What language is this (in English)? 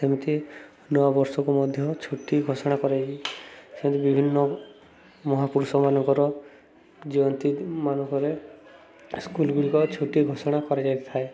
Odia